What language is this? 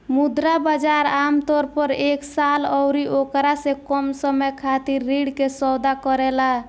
Bhojpuri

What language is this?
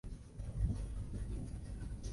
Chinese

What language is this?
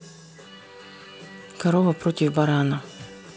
Russian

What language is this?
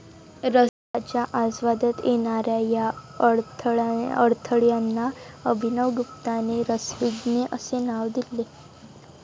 Marathi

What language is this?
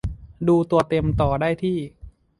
Thai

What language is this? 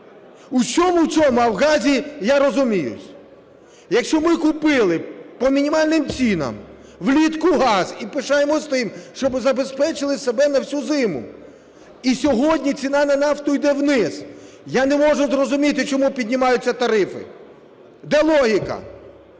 Ukrainian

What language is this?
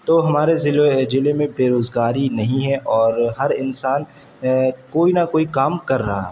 Urdu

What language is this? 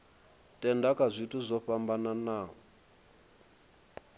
Venda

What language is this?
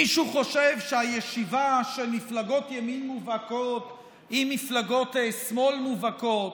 Hebrew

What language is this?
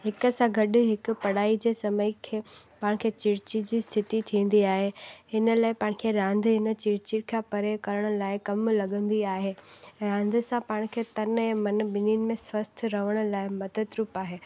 Sindhi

